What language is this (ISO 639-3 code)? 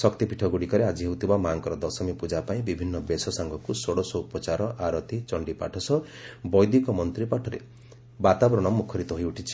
ori